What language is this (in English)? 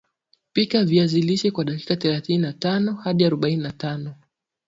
Swahili